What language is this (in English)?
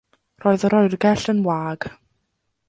Welsh